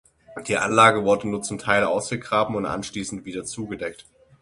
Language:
German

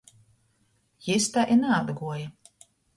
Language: Latgalian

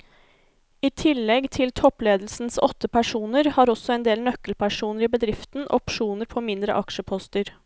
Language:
Norwegian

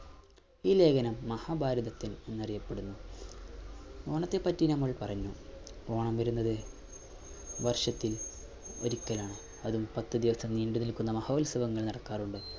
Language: Malayalam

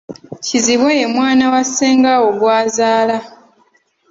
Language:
Ganda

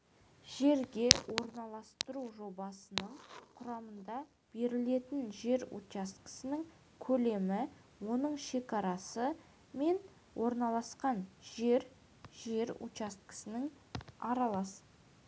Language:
Kazakh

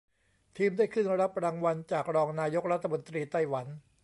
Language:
Thai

